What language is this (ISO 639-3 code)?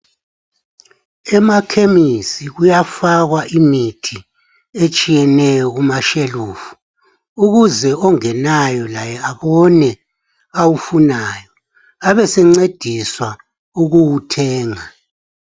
nde